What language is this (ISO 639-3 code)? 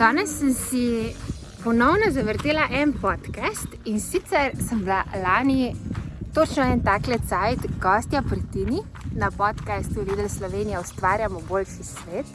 slv